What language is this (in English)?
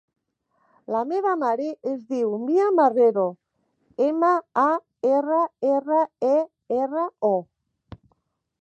Catalan